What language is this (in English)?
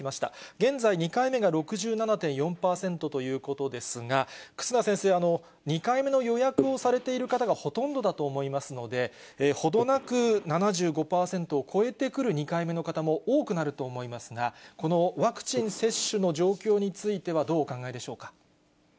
Japanese